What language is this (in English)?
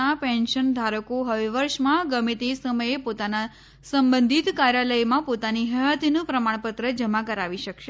Gujarati